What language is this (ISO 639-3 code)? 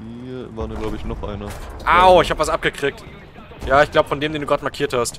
deu